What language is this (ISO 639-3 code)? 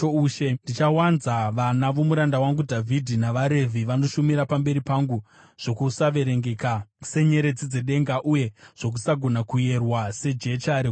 sna